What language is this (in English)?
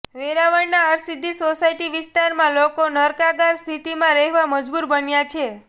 Gujarati